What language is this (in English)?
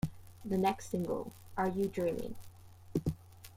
English